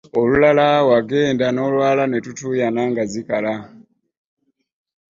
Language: Ganda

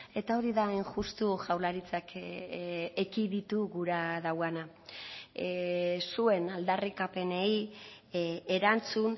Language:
Basque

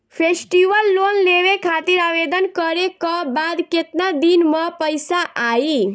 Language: Bhojpuri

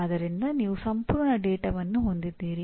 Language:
Kannada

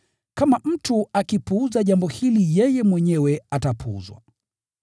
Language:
Swahili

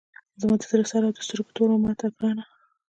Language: Pashto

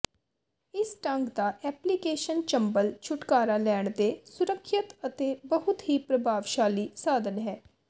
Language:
Punjabi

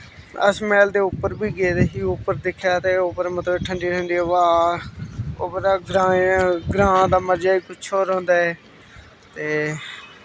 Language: Dogri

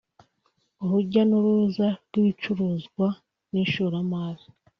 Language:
Kinyarwanda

